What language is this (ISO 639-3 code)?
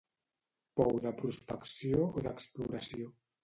cat